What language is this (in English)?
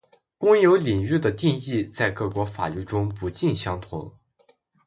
Chinese